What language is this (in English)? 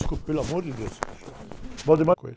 Portuguese